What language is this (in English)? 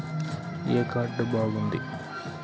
Telugu